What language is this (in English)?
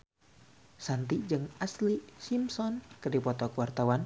Sundanese